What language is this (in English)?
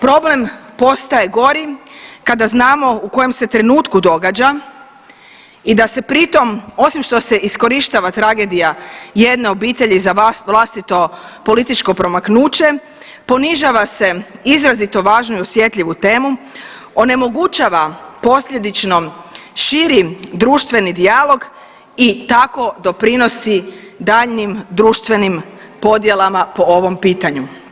Croatian